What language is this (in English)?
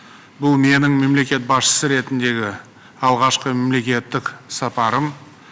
Kazakh